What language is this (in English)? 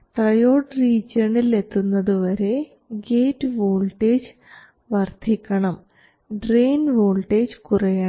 Malayalam